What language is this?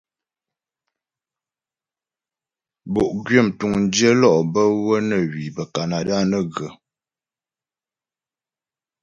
Ghomala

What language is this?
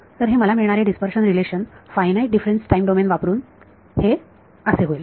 Marathi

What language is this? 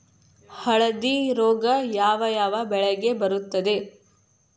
Kannada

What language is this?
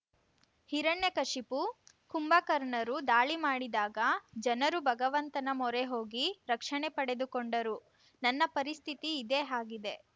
Kannada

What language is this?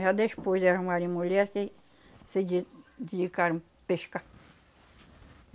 Portuguese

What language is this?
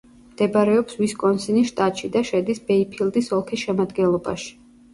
Georgian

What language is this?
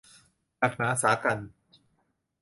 Thai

